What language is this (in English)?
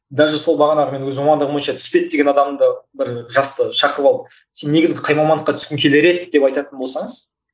Kazakh